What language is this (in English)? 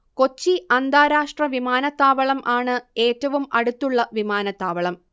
Malayalam